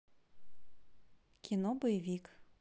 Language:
Russian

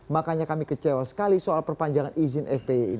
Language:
Indonesian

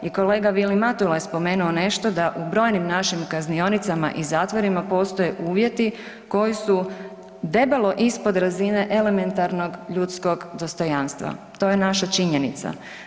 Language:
Croatian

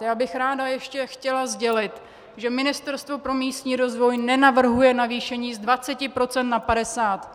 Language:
Czech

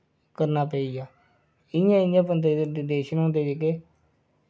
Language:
Dogri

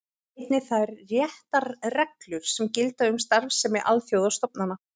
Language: Icelandic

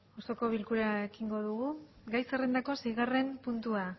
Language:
Basque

